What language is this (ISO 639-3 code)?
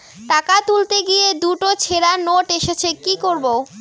ben